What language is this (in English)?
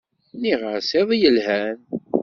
Kabyle